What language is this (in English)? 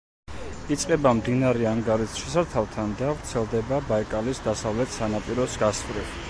Georgian